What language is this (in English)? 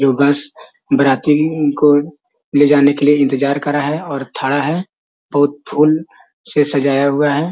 Magahi